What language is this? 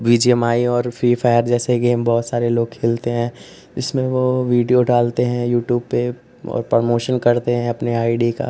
Hindi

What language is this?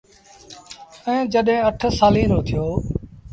Sindhi Bhil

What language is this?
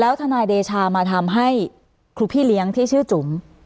Thai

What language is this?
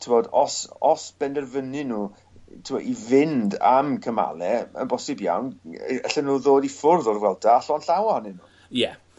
Welsh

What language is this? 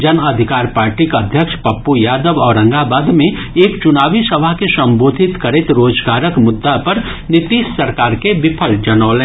Maithili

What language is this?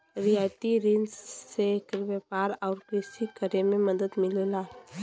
Bhojpuri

